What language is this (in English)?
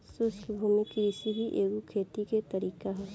Bhojpuri